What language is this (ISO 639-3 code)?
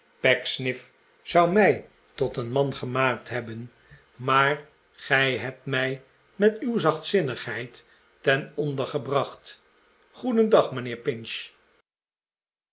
nld